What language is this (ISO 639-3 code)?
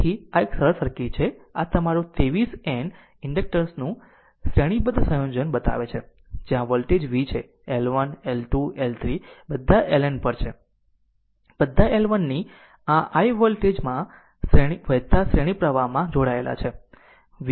guj